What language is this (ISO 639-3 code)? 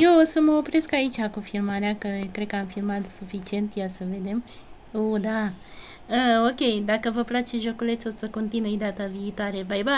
ron